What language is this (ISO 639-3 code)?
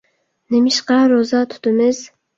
uig